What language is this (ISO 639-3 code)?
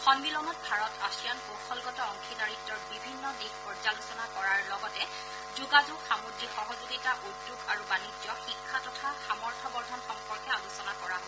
asm